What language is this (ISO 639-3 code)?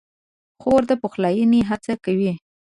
pus